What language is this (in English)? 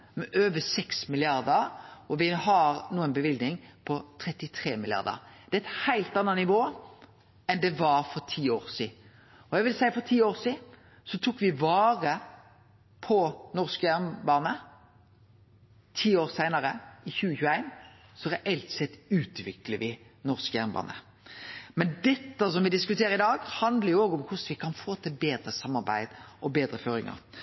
Norwegian Nynorsk